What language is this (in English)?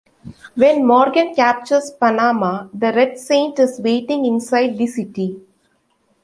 English